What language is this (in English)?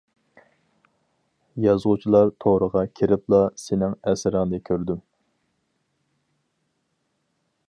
Uyghur